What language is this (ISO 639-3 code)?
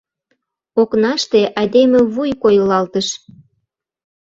chm